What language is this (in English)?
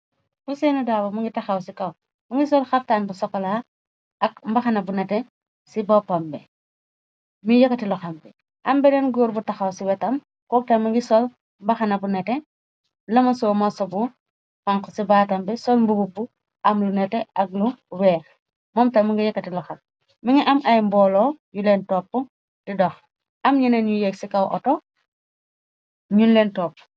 Wolof